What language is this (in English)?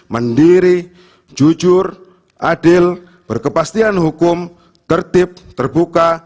Indonesian